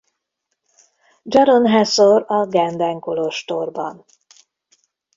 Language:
Hungarian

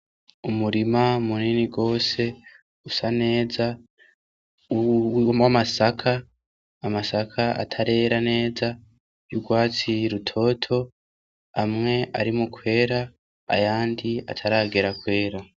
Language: Rundi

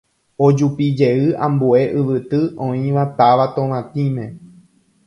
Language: Guarani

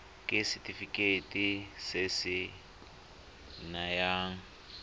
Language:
Tswana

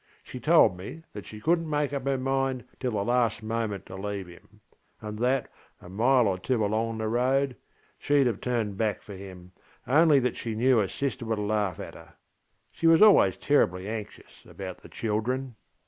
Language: English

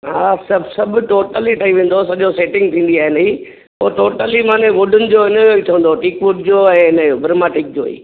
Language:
Sindhi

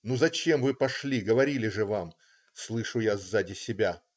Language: Russian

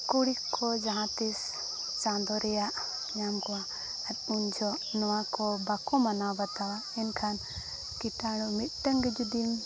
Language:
Santali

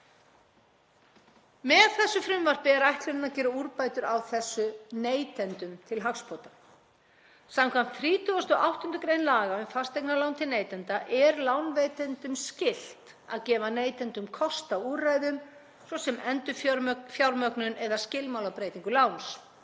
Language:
Icelandic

